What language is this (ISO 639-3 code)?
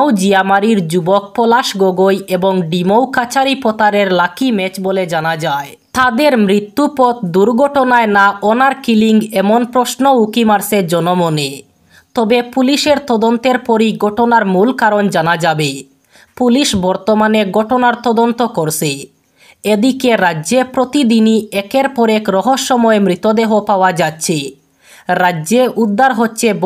ron